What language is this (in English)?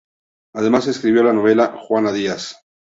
Spanish